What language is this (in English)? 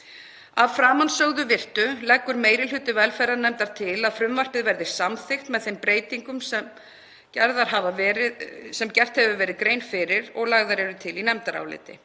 Icelandic